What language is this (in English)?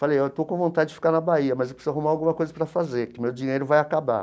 Portuguese